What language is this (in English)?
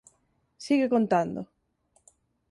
Galician